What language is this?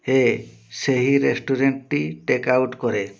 Odia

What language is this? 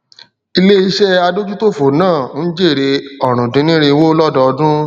Yoruba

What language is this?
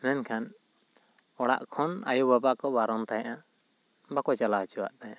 Santali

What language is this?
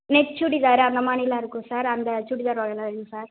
Tamil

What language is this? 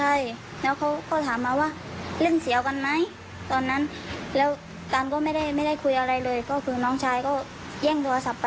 Thai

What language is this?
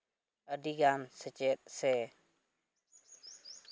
Santali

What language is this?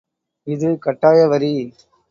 Tamil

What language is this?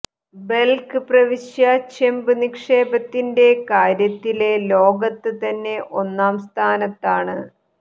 Malayalam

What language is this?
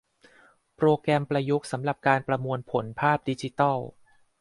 Thai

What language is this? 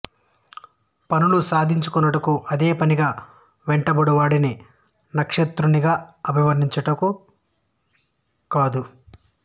Telugu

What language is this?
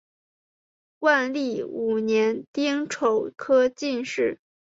Chinese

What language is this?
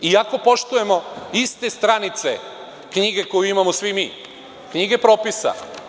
Serbian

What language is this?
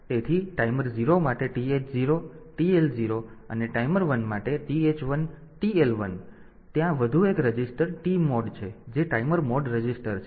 Gujarati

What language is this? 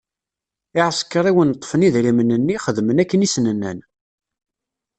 Kabyle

